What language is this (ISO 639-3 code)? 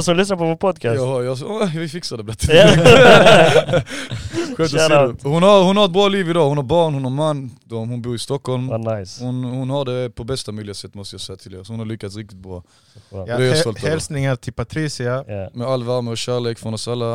swe